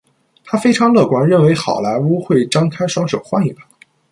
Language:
Chinese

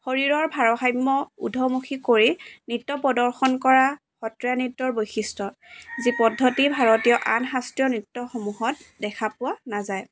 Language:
Assamese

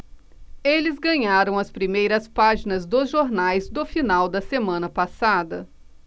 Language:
Portuguese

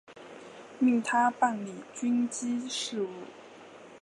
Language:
Chinese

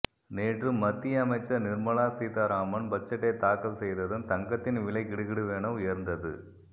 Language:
Tamil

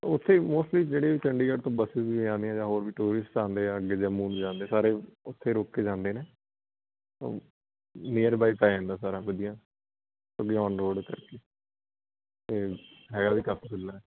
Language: Punjabi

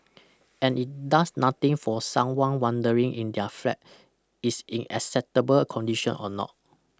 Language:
English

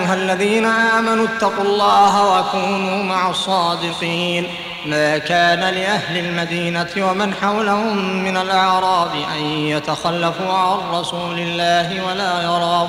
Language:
Arabic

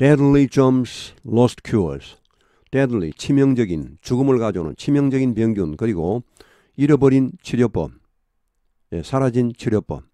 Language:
Korean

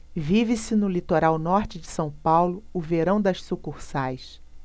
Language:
Portuguese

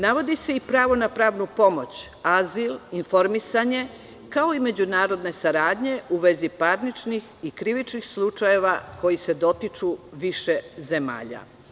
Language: Serbian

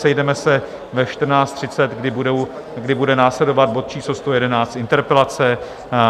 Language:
Czech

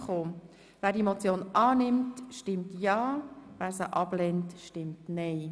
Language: Swiss German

